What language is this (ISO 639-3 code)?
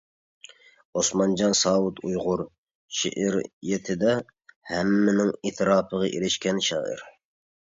uig